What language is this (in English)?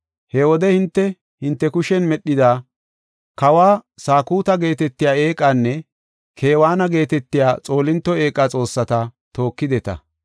Gofa